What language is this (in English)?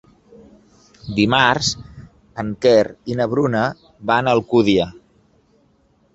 Catalan